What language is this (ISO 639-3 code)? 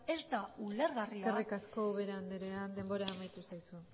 eus